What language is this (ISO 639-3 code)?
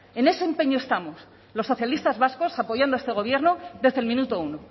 spa